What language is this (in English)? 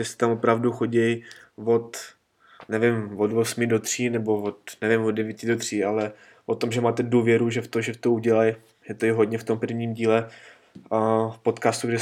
Czech